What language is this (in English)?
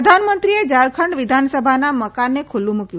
Gujarati